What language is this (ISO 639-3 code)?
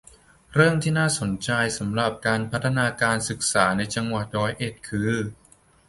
tha